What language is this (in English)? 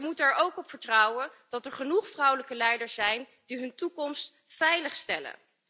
Dutch